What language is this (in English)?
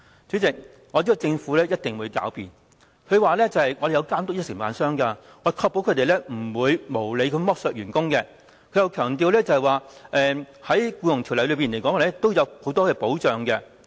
Cantonese